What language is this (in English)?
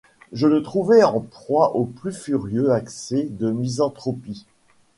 French